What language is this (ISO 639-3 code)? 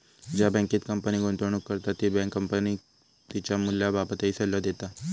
mar